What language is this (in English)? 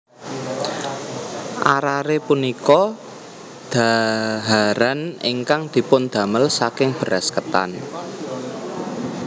Javanese